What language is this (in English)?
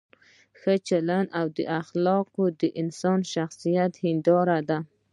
Pashto